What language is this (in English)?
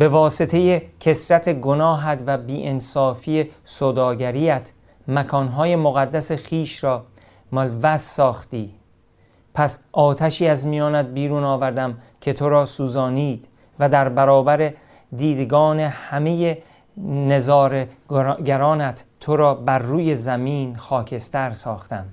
Persian